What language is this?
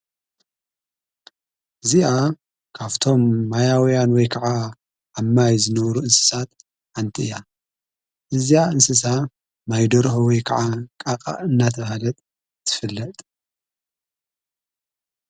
Tigrinya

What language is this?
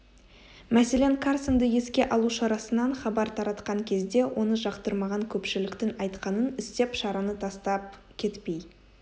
Kazakh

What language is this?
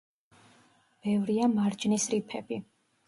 Georgian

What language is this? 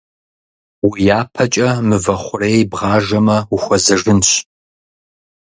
Kabardian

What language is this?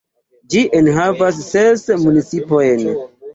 Esperanto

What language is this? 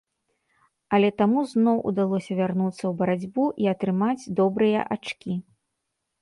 Belarusian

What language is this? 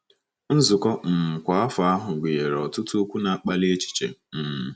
Igbo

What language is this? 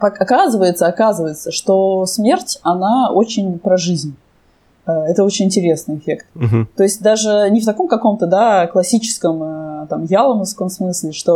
Russian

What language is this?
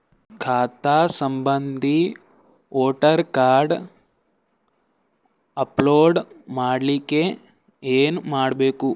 Kannada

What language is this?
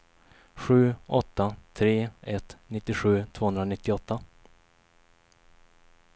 Swedish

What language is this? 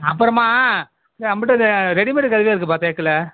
Tamil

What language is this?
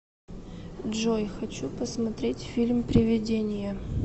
Russian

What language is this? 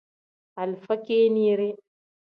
Tem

